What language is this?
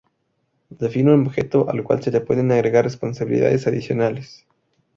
Spanish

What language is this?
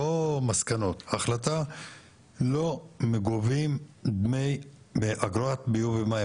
Hebrew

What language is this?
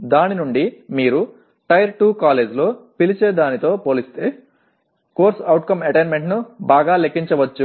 Telugu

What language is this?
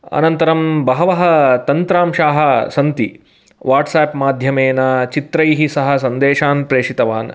Sanskrit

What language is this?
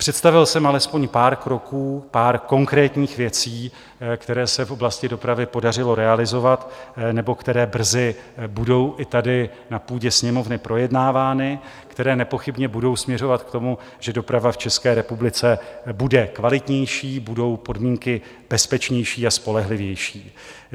Czech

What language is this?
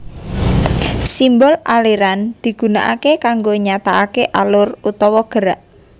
Javanese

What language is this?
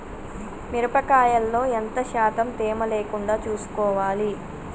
Telugu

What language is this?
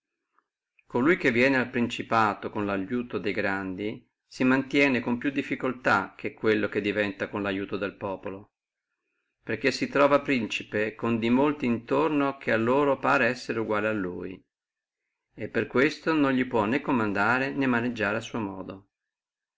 Italian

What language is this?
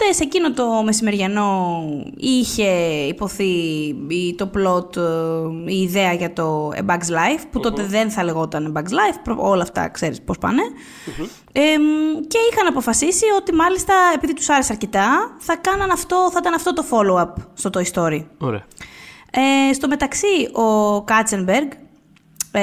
Greek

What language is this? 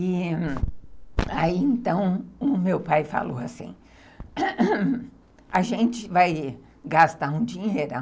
Portuguese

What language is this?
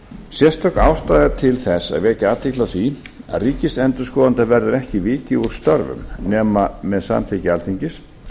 Icelandic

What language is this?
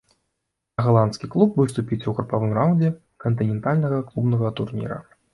Belarusian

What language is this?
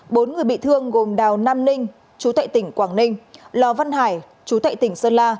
Vietnamese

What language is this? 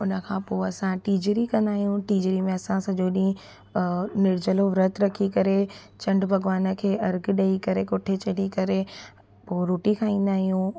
Sindhi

